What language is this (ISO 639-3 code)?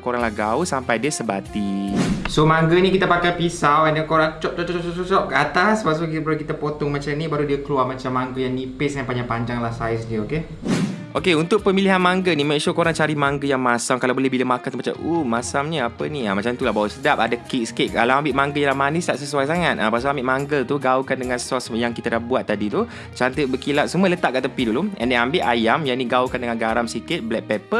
msa